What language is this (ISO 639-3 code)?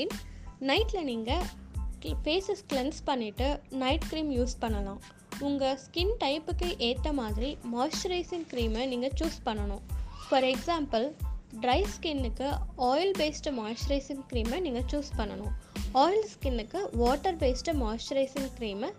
tam